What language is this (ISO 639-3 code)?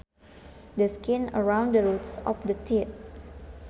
sun